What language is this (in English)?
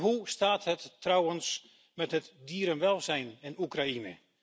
Dutch